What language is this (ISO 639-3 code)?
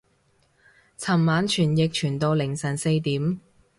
yue